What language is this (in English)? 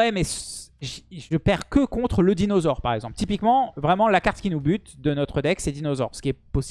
French